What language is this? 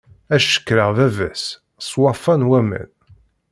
Kabyle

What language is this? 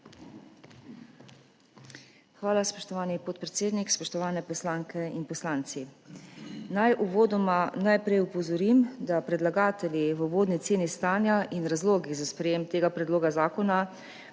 Slovenian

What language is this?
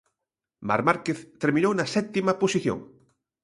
Galician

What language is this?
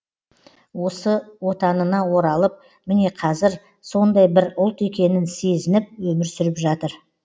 Kazakh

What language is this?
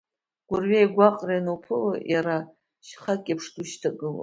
Abkhazian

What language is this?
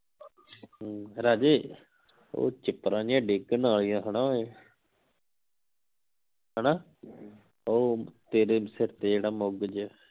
Punjabi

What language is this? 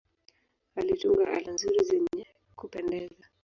Swahili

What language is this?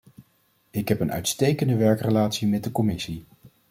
Dutch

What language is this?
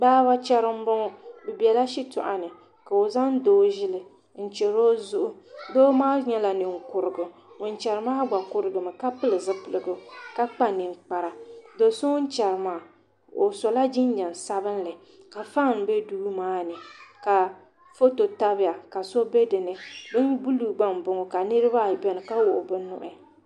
Dagbani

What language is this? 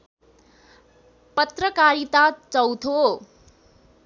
Nepali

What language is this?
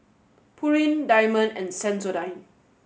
English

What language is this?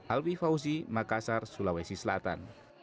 Indonesian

